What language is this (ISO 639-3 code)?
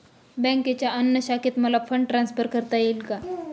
mar